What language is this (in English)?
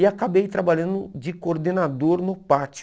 Portuguese